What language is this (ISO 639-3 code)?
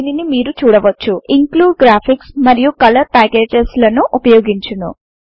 tel